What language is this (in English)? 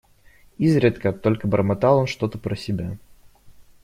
Russian